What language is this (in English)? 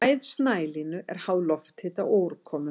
Icelandic